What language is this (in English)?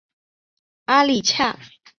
Chinese